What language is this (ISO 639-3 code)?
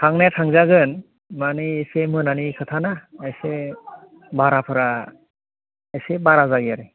brx